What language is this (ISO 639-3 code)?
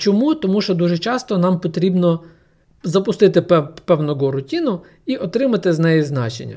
ukr